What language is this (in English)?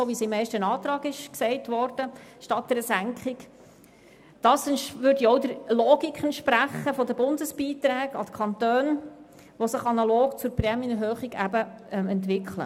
Swiss German